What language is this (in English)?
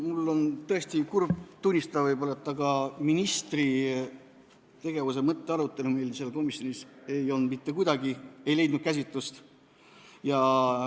Estonian